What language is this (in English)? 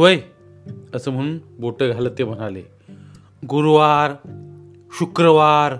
Marathi